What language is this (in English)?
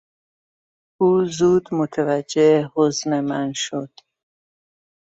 Persian